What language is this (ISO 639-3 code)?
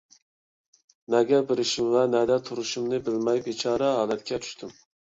uig